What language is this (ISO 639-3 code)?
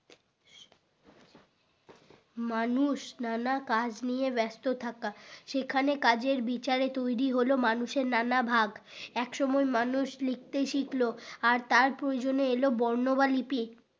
ben